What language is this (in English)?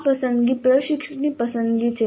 Gujarati